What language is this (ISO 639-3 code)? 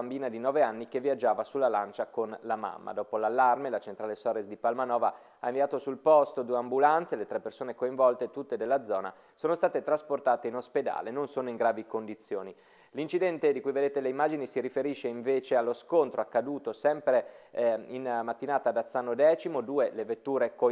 ita